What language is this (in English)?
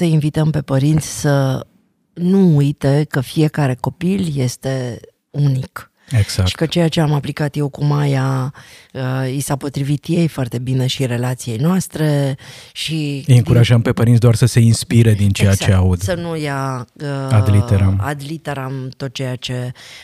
Romanian